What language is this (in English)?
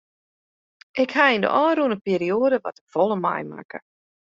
Western Frisian